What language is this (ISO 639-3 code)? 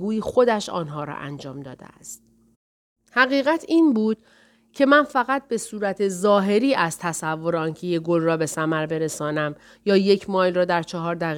fas